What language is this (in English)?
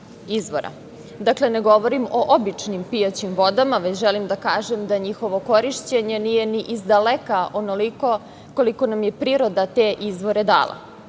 Serbian